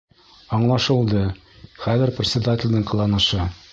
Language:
Bashkir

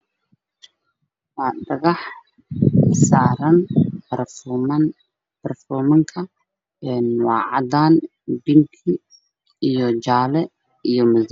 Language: Somali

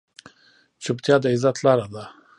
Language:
Pashto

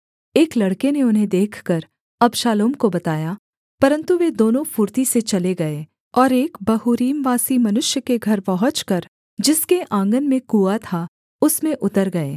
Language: Hindi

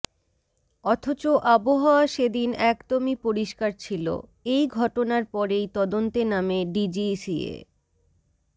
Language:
Bangla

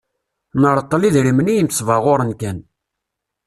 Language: Kabyle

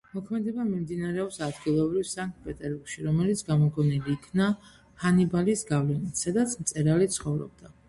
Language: Georgian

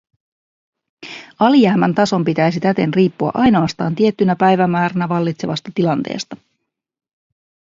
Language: Finnish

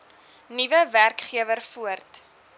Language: Afrikaans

